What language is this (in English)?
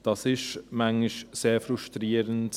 Swiss German